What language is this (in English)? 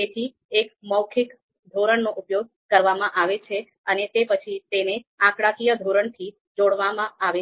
Gujarati